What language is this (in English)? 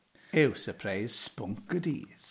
Welsh